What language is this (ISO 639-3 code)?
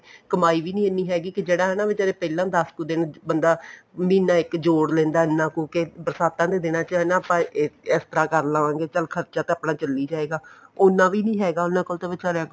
pan